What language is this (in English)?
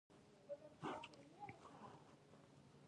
Pashto